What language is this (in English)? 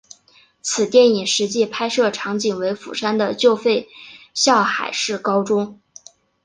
Chinese